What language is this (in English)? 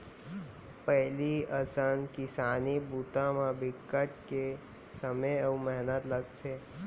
Chhattisgarhi